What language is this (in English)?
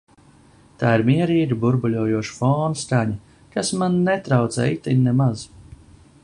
Latvian